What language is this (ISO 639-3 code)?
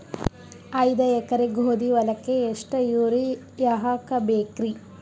kan